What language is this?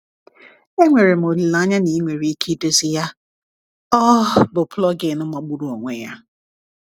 Igbo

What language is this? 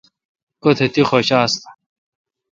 Kalkoti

